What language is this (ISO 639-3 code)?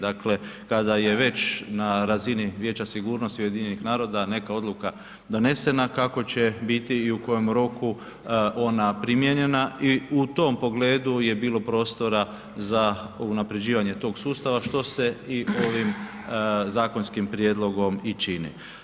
hrv